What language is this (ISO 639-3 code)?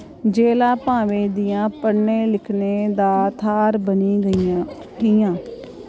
doi